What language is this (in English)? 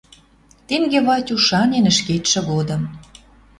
Western Mari